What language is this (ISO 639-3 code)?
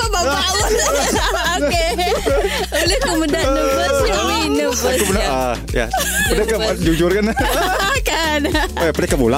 msa